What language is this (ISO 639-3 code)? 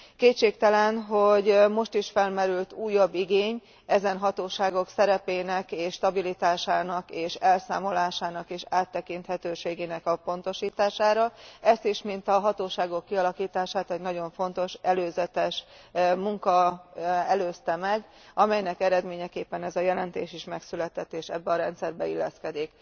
hun